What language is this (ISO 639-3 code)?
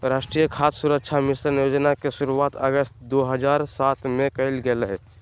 mag